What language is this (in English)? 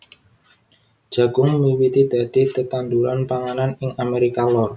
Javanese